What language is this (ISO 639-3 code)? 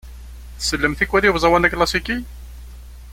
kab